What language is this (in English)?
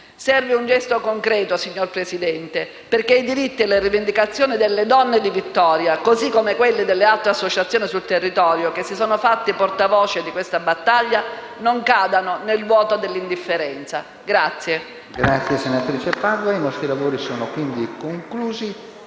Italian